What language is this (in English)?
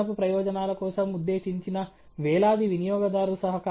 Telugu